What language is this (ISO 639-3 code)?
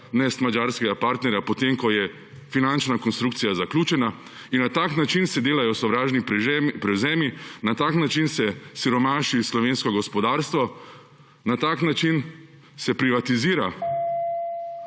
slv